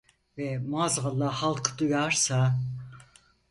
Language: Turkish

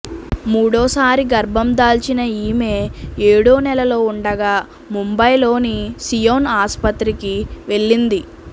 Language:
Telugu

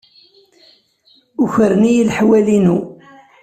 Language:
Kabyle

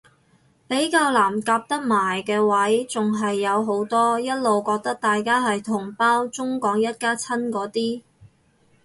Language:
Cantonese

